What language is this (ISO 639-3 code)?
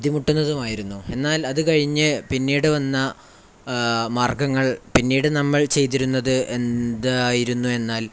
mal